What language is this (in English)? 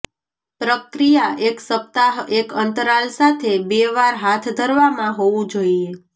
Gujarati